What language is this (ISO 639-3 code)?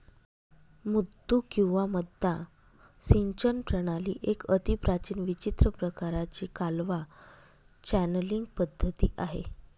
mar